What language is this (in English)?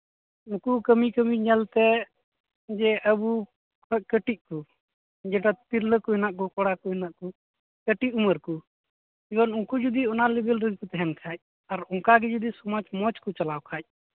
Santali